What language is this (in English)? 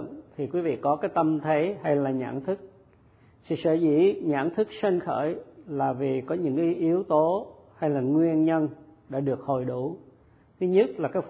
Vietnamese